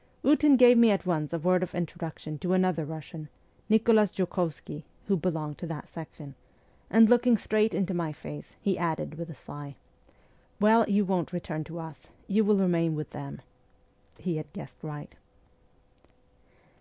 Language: English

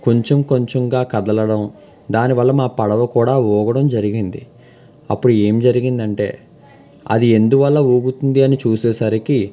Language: Telugu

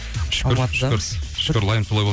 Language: Kazakh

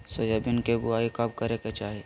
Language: Magahi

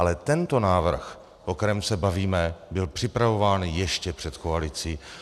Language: Czech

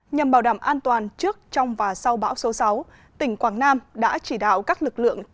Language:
Vietnamese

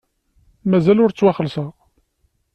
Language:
Kabyle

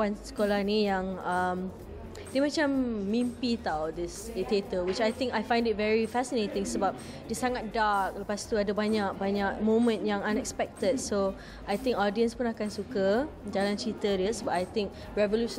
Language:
Malay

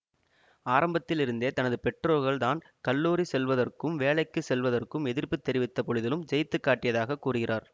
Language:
Tamil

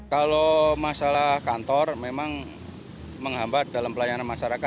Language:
Indonesian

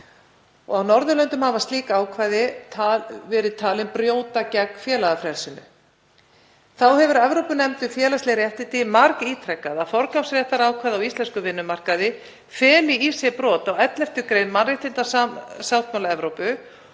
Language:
Icelandic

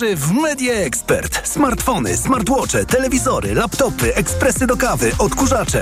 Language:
Polish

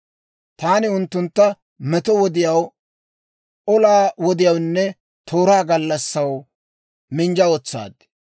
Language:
Dawro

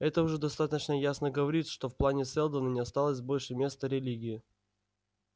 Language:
Russian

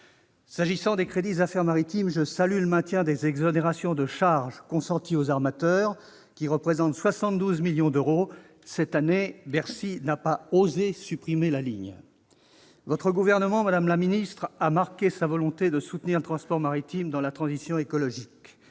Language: French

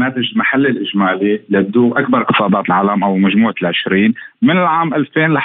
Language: Arabic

